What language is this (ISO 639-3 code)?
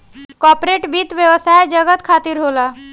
bho